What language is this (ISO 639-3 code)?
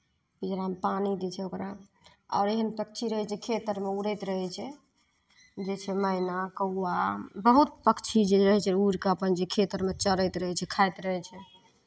mai